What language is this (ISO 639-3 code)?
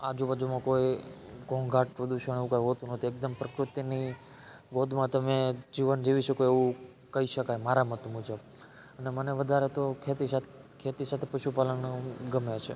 guj